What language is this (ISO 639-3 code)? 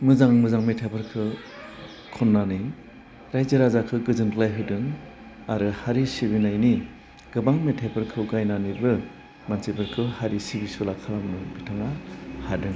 brx